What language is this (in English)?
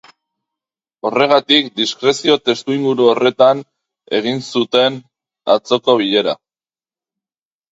Basque